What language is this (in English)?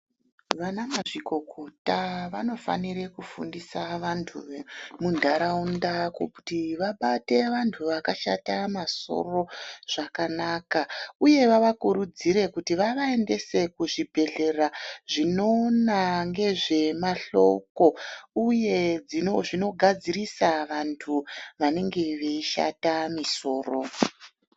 Ndau